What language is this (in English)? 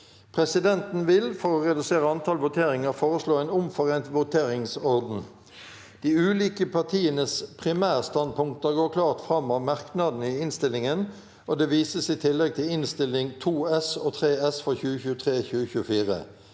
Norwegian